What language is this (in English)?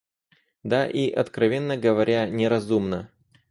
Russian